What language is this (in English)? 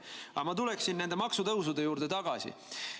Estonian